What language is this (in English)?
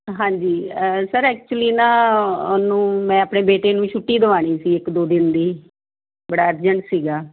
Punjabi